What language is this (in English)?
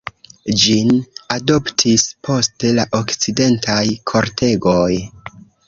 Esperanto